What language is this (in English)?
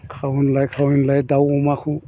Bodo